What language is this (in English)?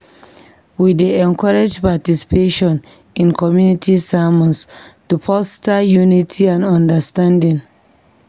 Nigerian Pidgin